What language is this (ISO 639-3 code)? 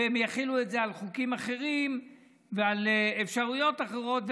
heb